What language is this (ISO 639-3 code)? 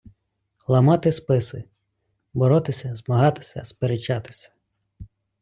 ukr